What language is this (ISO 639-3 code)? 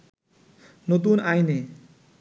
ben